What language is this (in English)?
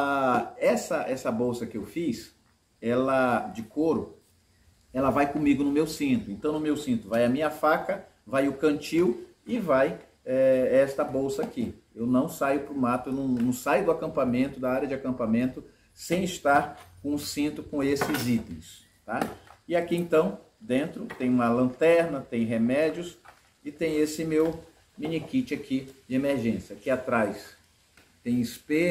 Portuguese